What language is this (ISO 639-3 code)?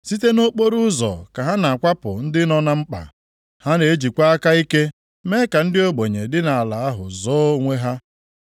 ibo